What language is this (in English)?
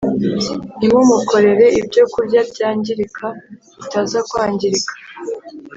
Kinyarwanda